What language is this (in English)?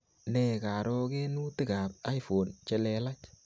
Kalenjin